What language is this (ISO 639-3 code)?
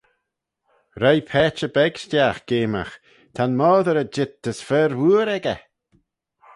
glv